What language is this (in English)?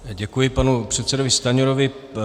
Czech